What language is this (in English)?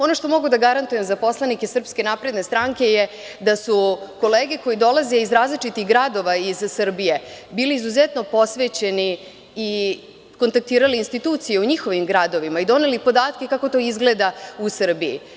Serbian